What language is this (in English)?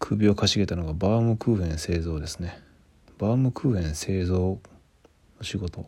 Japanese